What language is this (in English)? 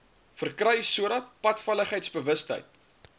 Afrikaans